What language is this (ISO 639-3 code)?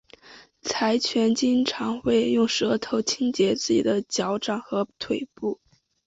zho